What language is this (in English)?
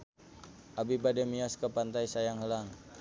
Sundanese